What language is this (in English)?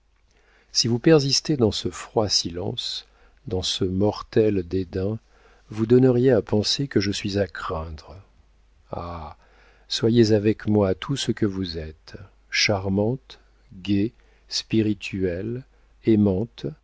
French